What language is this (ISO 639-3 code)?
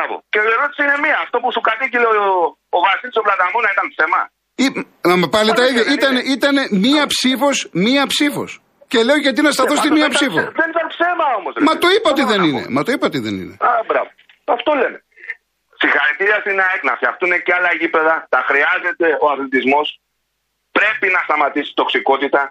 ell